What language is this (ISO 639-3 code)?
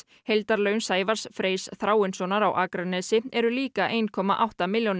isl